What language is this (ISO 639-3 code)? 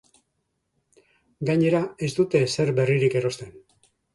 eus